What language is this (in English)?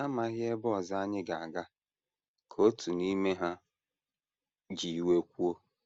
Igbo